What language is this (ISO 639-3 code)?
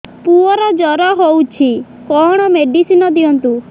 ori